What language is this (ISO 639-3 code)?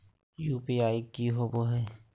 mag